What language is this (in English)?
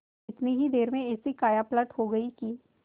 Hindi